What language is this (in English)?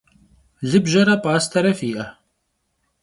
Kabardian